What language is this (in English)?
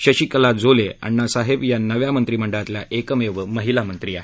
Marathi